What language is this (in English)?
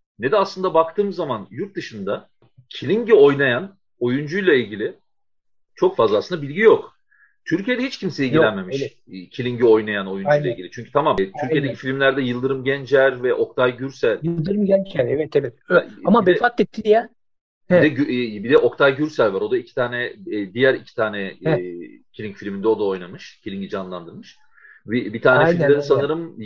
Turkish